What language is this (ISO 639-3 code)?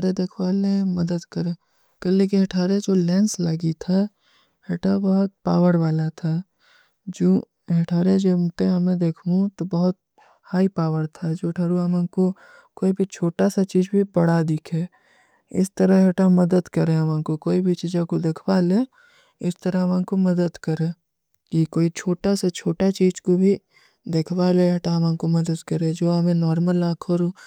uki